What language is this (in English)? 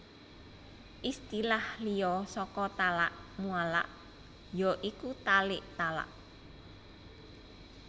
Javanese